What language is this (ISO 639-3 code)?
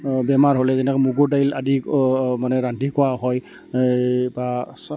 asm